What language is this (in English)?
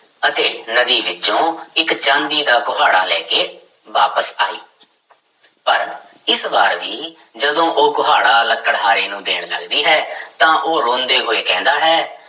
Punjabi